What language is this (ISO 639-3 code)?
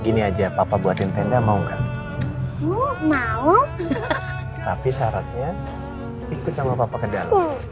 ind